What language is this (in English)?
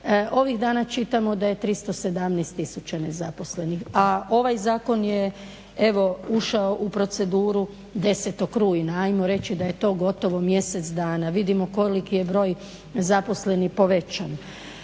Croatian